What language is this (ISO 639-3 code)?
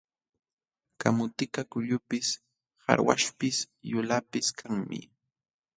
qxw